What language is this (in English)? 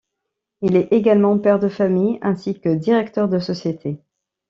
French